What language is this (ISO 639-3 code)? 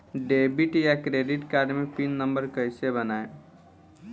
bho